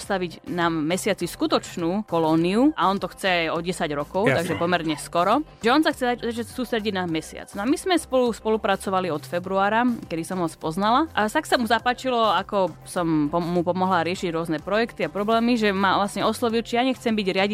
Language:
Slovak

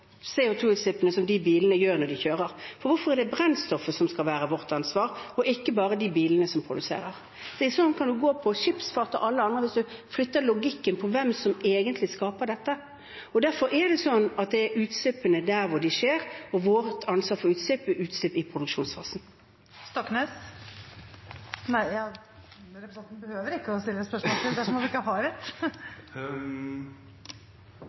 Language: Norwegian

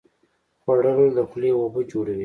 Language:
Pashto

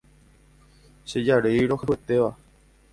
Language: Guarani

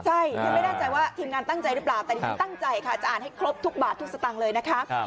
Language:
Thai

